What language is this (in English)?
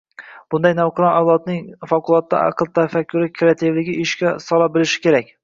Uzbek